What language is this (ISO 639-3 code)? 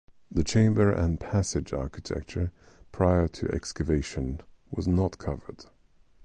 eng